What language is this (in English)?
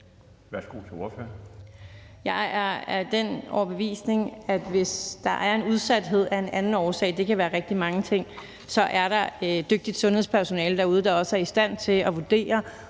Danish